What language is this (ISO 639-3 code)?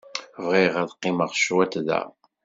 kab